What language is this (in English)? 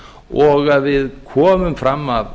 Icelandic